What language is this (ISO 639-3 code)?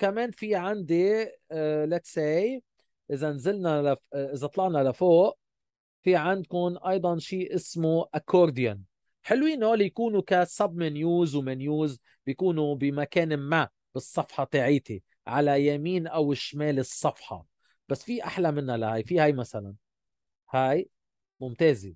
ara